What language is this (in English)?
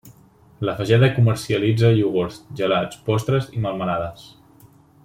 Catalan